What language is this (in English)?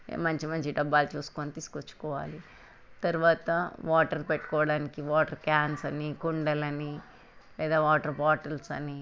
Telugu